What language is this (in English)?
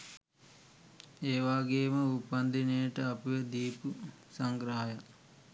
Sinhala